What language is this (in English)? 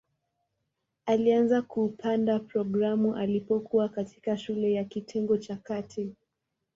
Swahili